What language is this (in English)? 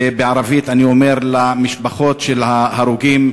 Hebrew